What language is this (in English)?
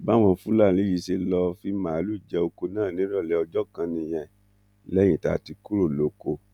Yoruba